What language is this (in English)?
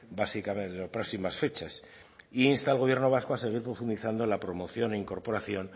Spanish